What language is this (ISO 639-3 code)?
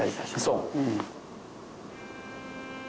jpn